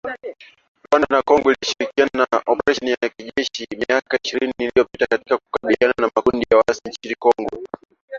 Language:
Swahili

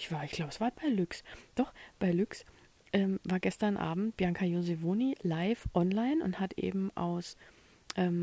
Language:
German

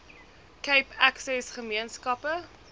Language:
Afrikaans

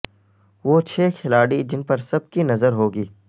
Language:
Urdu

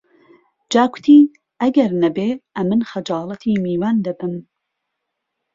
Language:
Central Kurdish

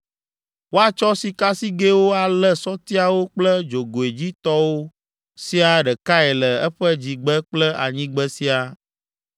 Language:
Ewe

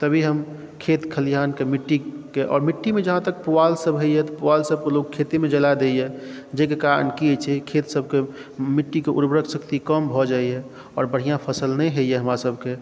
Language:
Maithili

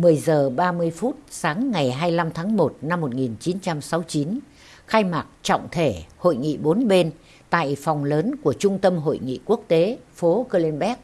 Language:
Vietnamese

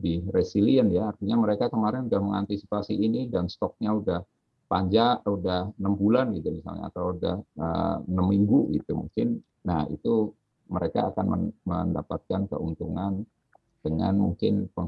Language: Indonesian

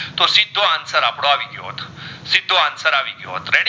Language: Gujarati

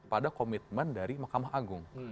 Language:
Indonesian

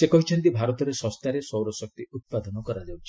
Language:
Odia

